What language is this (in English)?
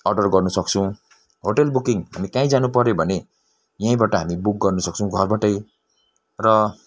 Nepali